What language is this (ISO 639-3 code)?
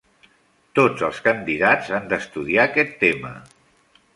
cat